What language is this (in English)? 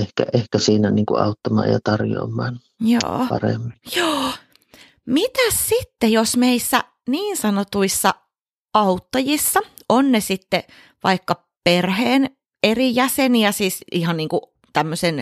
Finnish